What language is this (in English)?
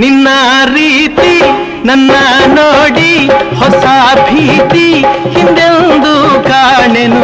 Kannada